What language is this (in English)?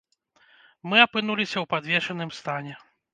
Belarusian